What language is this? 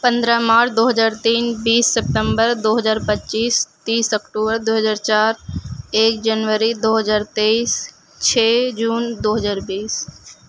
Urdu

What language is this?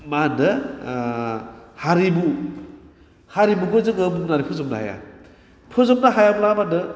Bodo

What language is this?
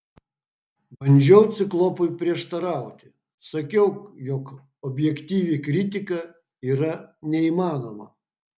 Lithuanian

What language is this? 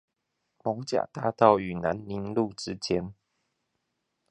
Chinese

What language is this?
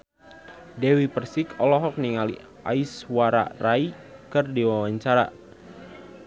Sundanese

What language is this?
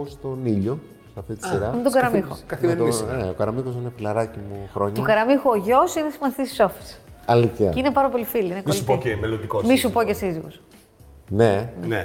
Greek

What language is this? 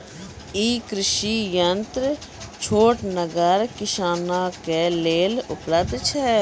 Maithili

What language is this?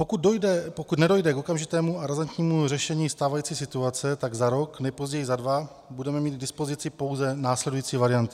Czech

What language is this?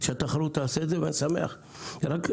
Hebrew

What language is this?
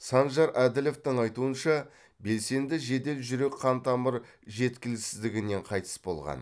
Kazakh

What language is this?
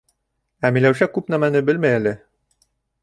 Bashkir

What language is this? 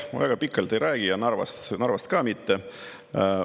Estonian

